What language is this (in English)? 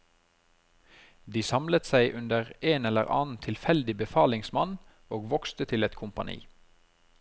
Norwegian